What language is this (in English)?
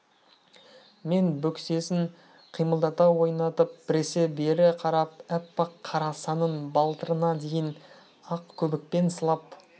Kazakh